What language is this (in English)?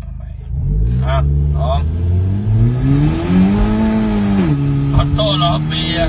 Thai